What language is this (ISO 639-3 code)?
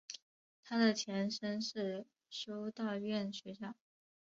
zho